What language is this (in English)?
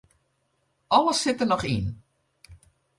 Western Frisian